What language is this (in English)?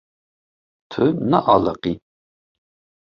Kurdish